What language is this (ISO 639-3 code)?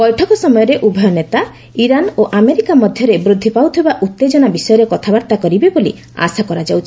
ori